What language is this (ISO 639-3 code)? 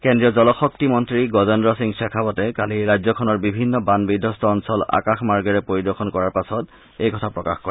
asm